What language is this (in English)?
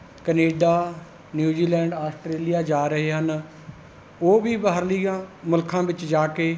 Punjabi